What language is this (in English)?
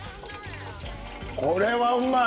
Japanese